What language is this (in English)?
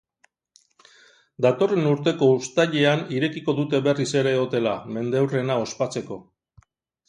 Basque